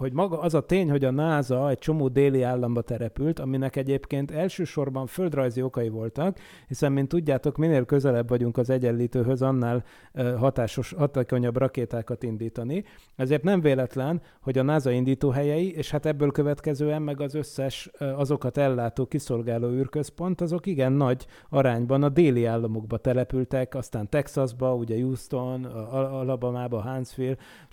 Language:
Hungarian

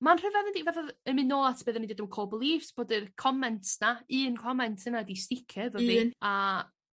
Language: Welsh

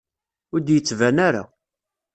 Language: Kabyle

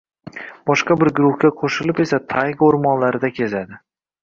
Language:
Uzbek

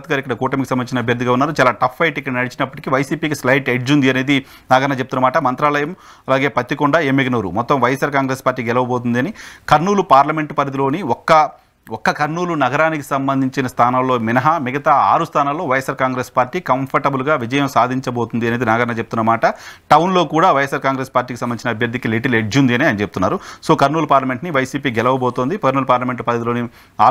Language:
Telugu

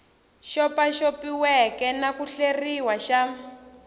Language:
Tsonga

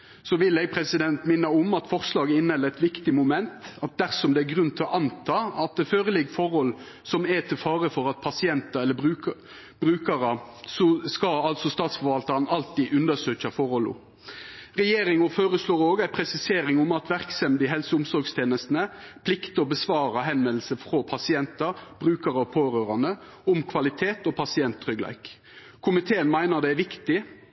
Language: Norwegian Nynorsk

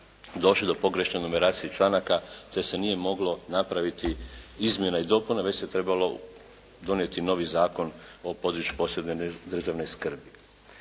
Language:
Croatian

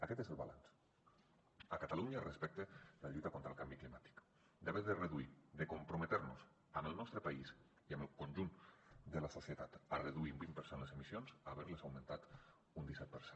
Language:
Catalan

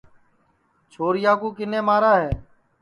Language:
Sansi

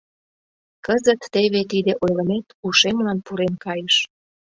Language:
Mari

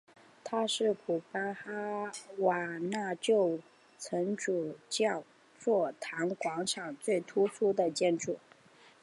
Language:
Chinese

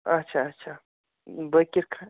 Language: Kashmiri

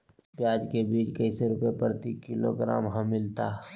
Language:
Magahi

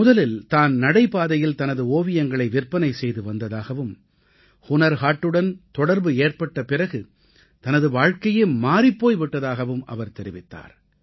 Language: Tamil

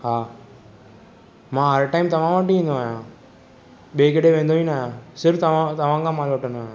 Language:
Sindhi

